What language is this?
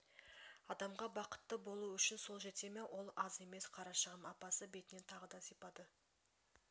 Kazakh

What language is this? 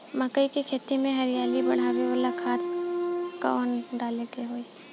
Bhojpuri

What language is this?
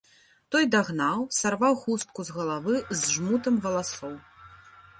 Belarusian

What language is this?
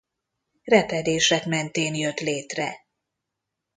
Hungarian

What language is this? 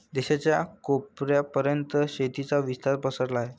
Marathi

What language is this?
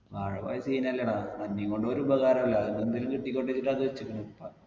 Malayalam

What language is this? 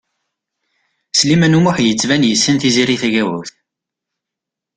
Kabyle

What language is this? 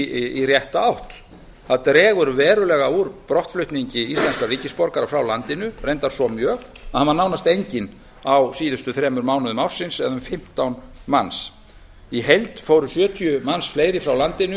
Icelandic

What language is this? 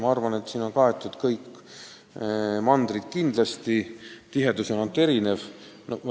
Estonian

